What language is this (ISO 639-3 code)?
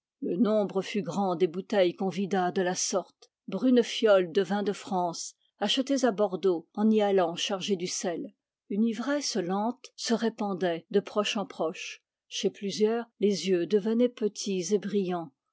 fra